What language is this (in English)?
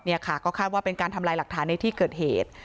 Thai